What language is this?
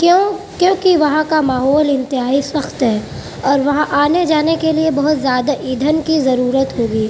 Urdu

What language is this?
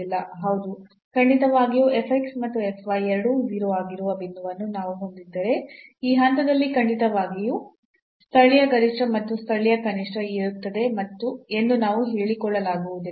Kannada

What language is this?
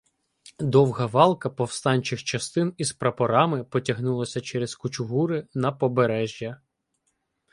Ukrainian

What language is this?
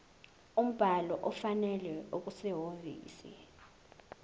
Zulu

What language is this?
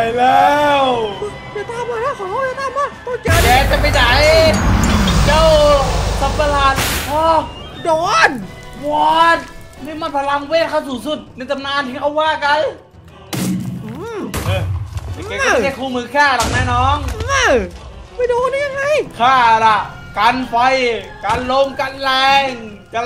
Thai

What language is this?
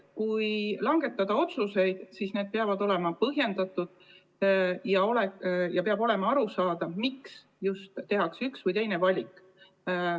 Estonian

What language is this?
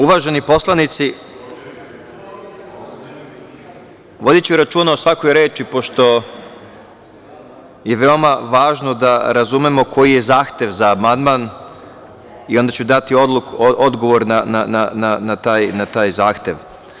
Serbian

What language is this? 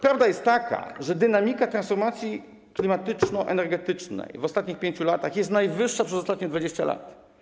Polish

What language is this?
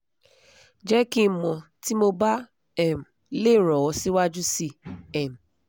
Yoruba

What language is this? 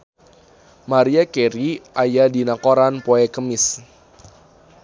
Sundanese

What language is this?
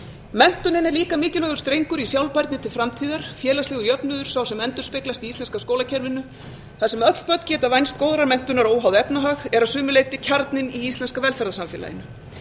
Icelandic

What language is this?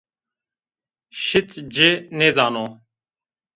Zaza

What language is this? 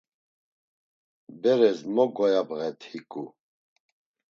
Laz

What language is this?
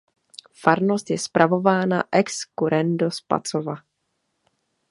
Czech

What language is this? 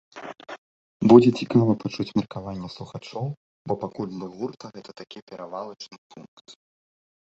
Belarusian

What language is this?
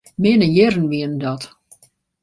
Western Frisian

